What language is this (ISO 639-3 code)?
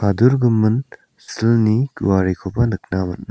grt